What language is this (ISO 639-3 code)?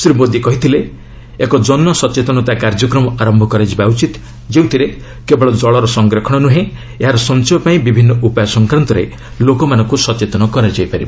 ori